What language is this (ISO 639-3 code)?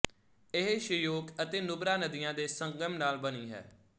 pan